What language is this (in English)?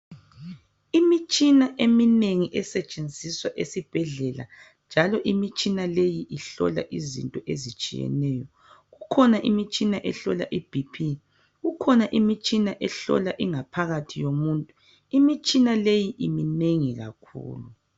North Ndebele